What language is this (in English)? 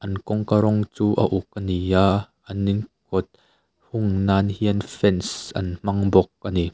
Mizo